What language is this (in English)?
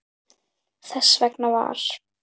Icelandic